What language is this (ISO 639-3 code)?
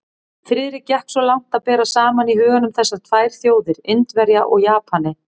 isl